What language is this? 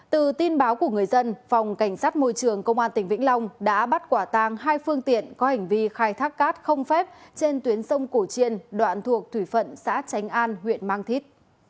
Vietnamese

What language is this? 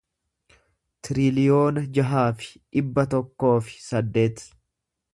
Oromo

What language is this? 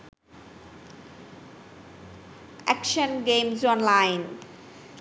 Sinhala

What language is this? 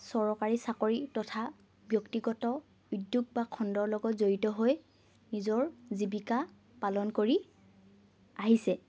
Assamese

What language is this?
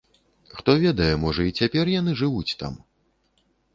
Belarusian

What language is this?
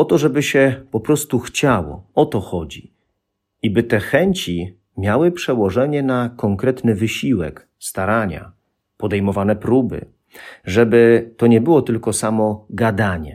Polish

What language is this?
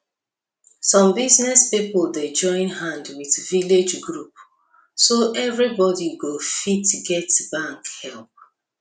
Nigerian Pidgin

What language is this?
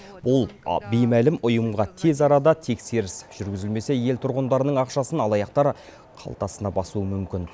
Kazakh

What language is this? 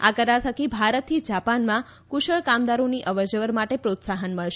Gujarati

